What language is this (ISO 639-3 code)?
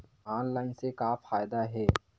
hne